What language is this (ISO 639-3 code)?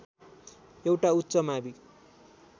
nep